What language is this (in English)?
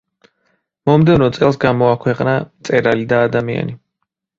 Georgian